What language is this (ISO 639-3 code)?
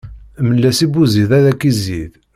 kab